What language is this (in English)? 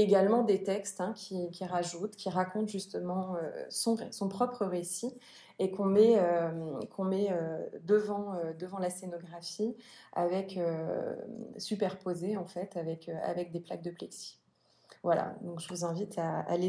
French